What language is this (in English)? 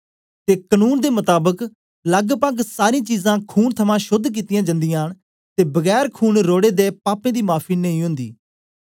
Dogri